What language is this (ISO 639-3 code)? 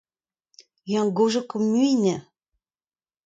bre